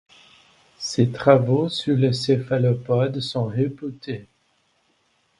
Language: French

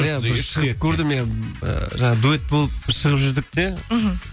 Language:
Kazakh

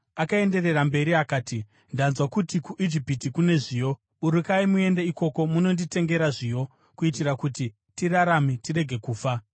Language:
Shona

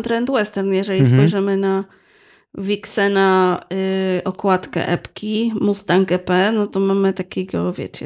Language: Polish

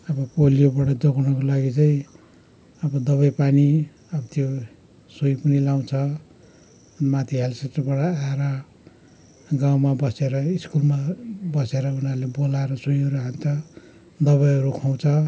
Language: Nepali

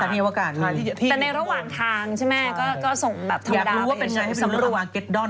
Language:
Thai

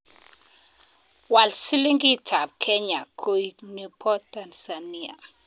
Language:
Kalenjin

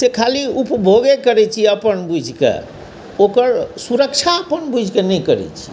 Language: Maithili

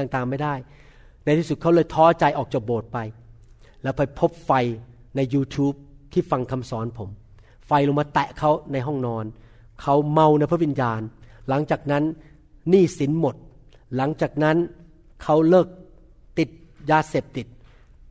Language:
Thai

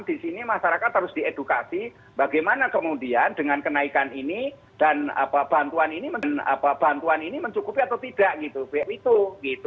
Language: Indonesian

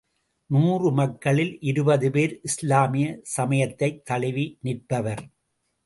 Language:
Tamil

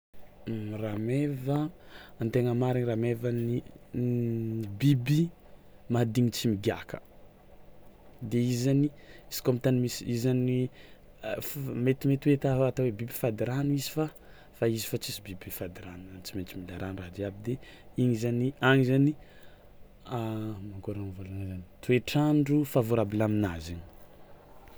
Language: Tsimihety Malagasy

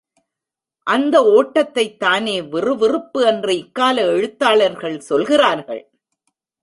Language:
Tamil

